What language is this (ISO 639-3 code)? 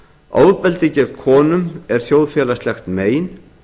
isl